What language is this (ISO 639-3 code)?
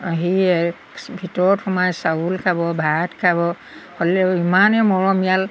asm